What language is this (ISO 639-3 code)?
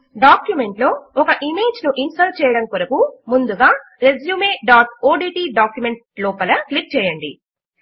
tel